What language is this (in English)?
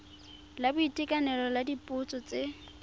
Tswana